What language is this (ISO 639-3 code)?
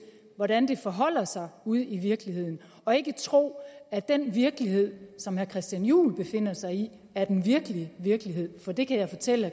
dan